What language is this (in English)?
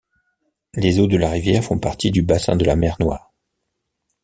French